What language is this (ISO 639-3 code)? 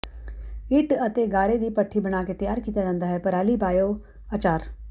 pan